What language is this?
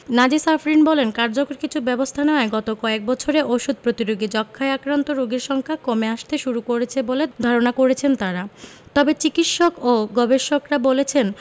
Bangla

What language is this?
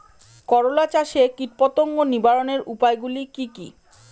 Bangla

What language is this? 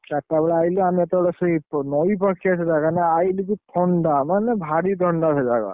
Odia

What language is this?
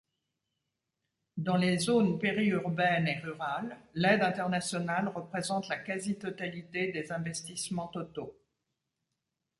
French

